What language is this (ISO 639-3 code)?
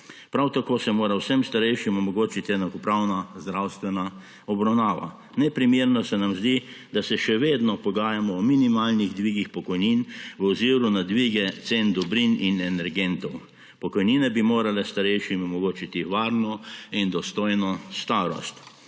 slv